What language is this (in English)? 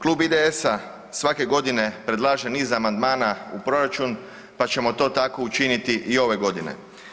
Croatian